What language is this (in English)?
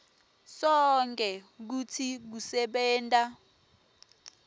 Swati